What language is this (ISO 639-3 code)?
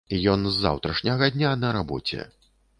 bel